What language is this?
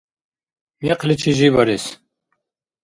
Dargwa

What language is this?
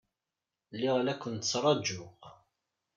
Kabyle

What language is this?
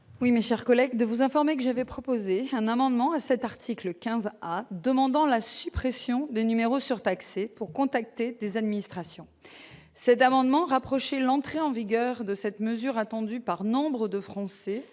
French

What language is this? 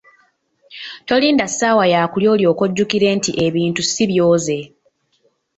Ganda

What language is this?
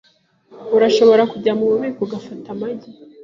Kinyarwanda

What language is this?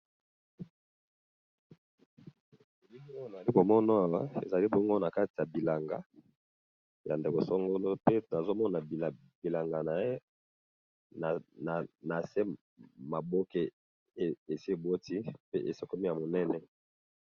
Lingala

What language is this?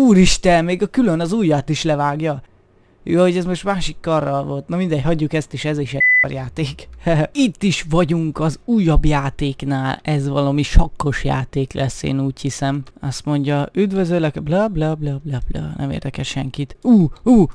Hungarian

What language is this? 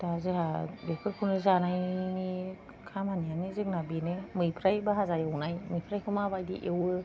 Bodo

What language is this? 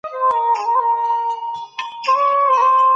Pashto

